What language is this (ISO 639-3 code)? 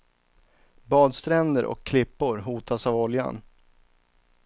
swe